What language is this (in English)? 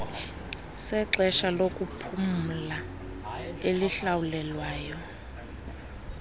Xhosa